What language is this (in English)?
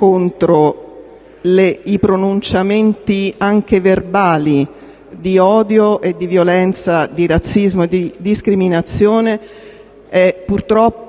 Italian